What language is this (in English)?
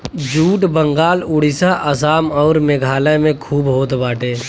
Bhojpuri